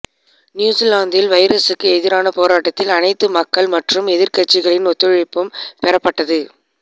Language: Tamil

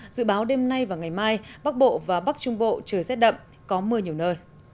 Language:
Vietnamese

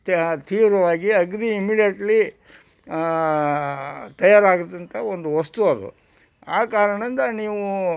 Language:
Kannada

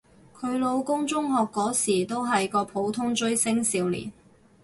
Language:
Cantonese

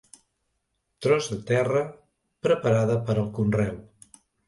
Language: Catalan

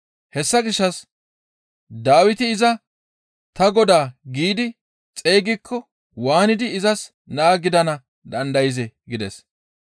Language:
Gamo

